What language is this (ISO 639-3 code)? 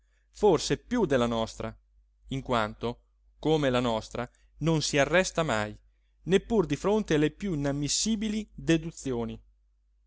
ita